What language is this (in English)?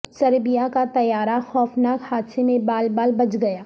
Urdu